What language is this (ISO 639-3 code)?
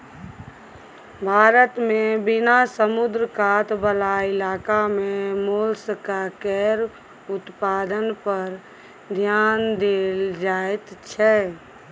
mai